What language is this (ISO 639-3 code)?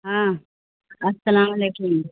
urd